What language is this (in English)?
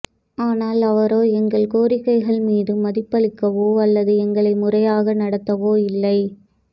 Tamil